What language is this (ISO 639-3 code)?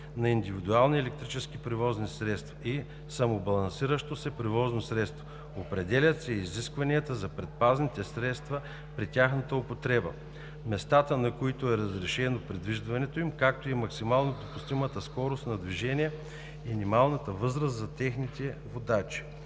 bul